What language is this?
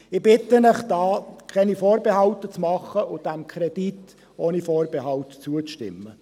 Swiss German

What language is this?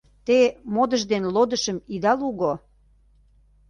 Mari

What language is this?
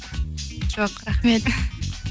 Kazakh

